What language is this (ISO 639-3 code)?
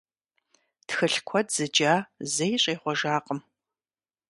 kbd